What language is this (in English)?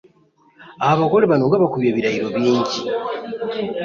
Ganda